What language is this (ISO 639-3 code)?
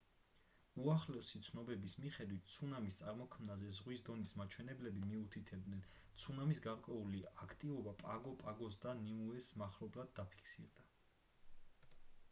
kat